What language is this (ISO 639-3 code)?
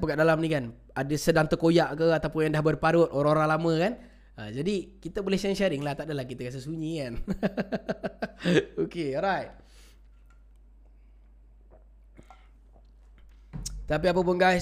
msa